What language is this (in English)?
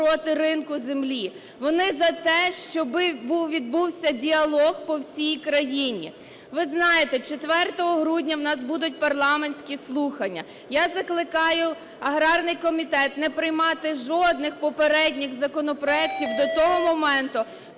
Ukrainian